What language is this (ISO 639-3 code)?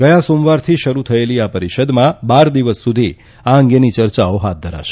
guj